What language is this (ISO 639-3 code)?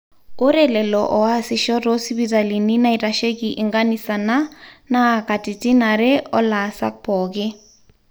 mas